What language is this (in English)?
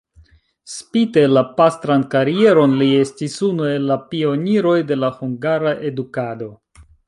Esperanto